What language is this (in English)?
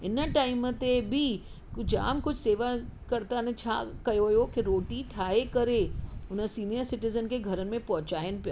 Sindhi